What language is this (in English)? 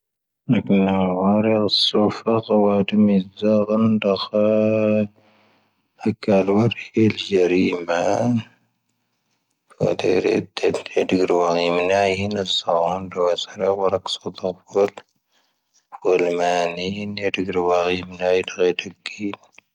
Tahaggart Tamahaq